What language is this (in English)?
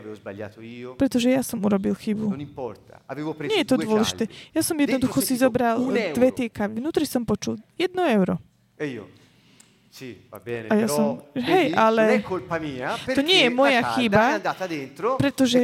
Slovak